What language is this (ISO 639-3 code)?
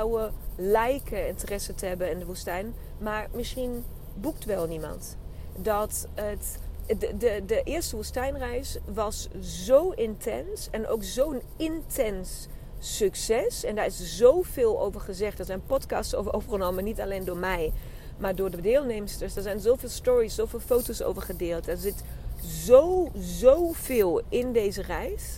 nld